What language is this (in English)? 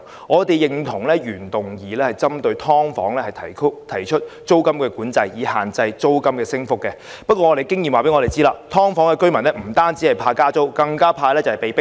Cantonese